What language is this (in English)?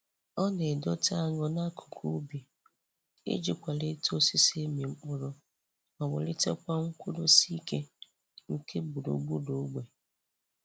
Igbo